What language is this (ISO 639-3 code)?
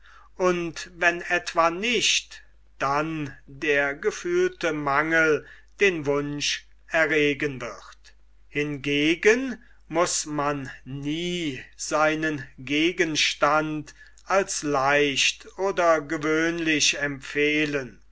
deu